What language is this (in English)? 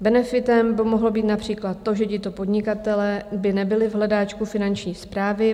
Czech